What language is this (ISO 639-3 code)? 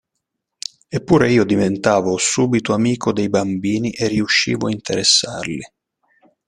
ita